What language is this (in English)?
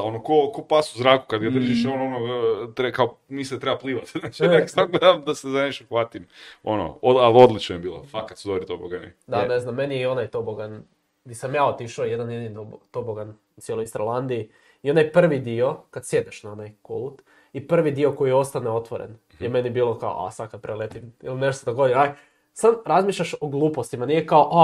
Croatian